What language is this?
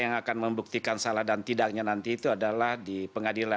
Indonesian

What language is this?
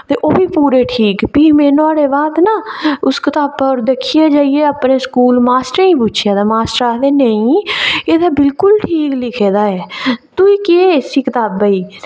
Dogri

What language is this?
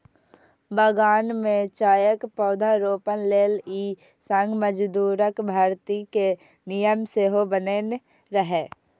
Maithili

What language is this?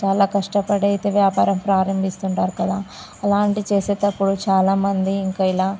Telugu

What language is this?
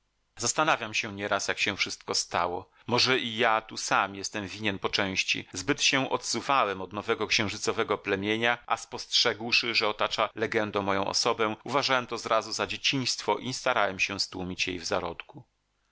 Polish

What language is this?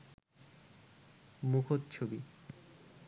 Bangla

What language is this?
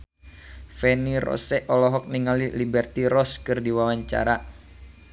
Sundanese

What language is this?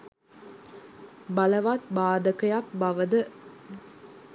Sinhala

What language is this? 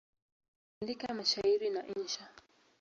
Swahili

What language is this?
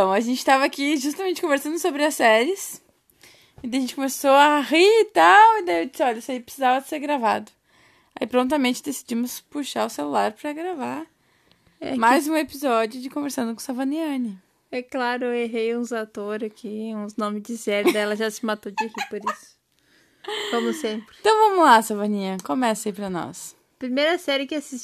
Portuguese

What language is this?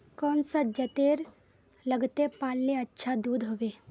Magahi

